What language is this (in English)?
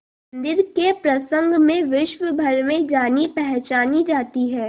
Hindi